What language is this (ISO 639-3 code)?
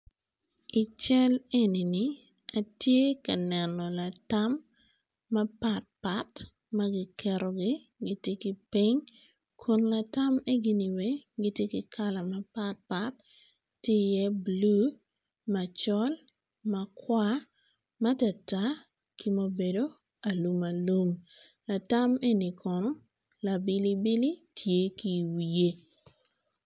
ach